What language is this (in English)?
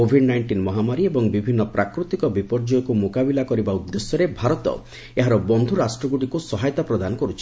Odia